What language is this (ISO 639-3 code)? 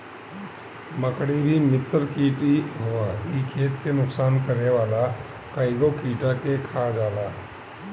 bho